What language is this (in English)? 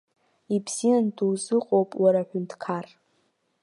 Abkhazian